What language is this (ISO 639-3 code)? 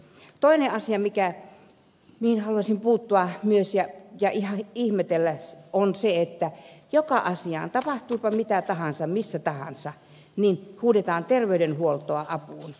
fin